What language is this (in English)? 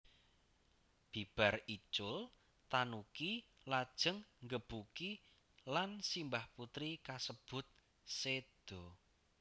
Javanese